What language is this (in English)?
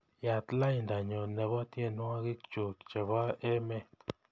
Kalenjin